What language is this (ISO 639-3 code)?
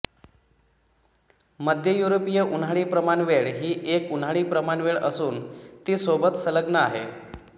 mar